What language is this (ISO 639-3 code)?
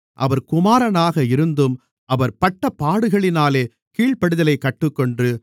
tam